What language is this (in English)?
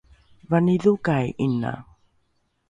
Rukai